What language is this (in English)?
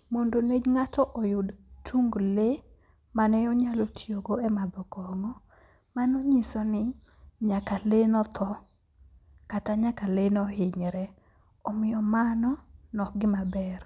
Luo (Kenya and Tanzania)